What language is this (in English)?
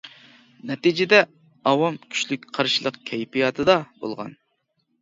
Uyghur